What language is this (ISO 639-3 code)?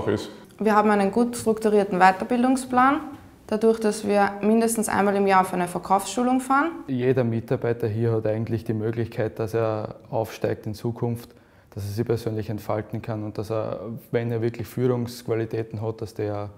deu